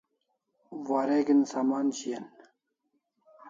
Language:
Kalasha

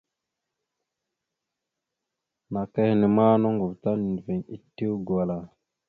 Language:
Mada (Cameroon)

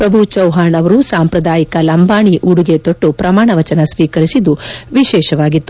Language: Kannada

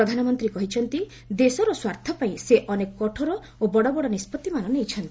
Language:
Odia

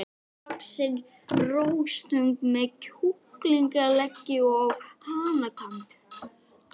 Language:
Icelandic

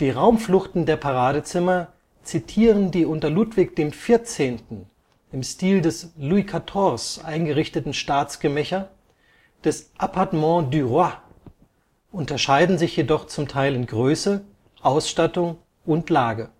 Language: German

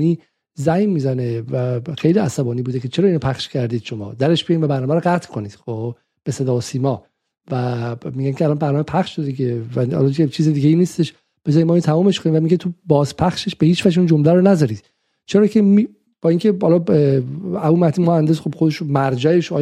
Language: Persian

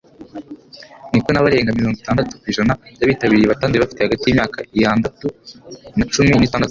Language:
Kinyarwanda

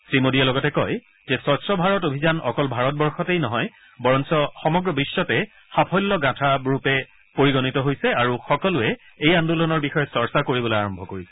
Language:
Assamese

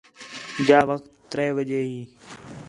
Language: Khetrani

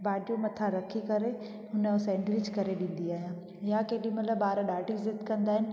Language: Sindhi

